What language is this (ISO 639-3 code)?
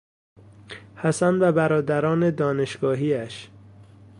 fas